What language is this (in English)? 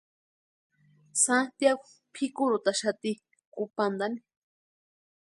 Western Highland Purepecha